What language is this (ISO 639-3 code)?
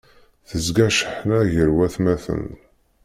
kab